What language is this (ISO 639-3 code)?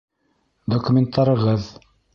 bak